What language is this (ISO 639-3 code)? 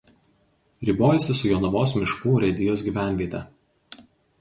lit